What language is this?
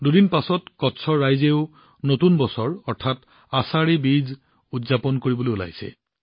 Assamese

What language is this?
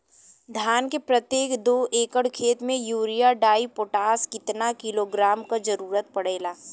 Bhojpuri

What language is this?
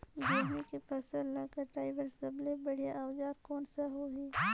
Chhattisgarhi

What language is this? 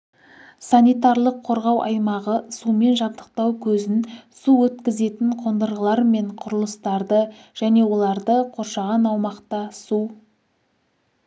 Kazakh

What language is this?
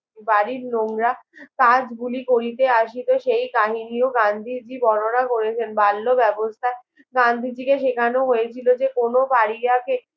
Bangla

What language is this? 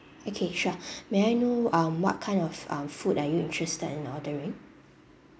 English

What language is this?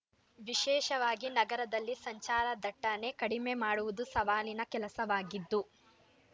Kannada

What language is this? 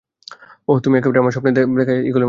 Bangla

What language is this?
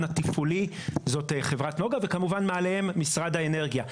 Hebrew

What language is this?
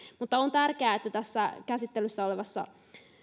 Finnish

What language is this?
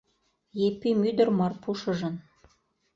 Mari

